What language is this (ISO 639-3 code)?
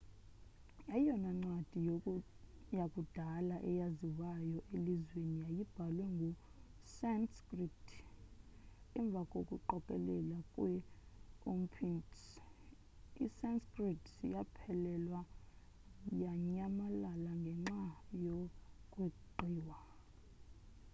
xho